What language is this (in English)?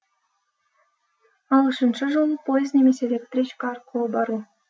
Kazakh